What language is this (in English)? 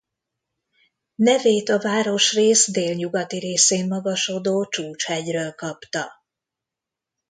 Hungarian